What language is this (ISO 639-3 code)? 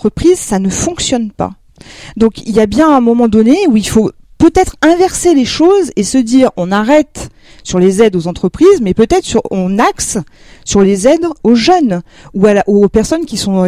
fra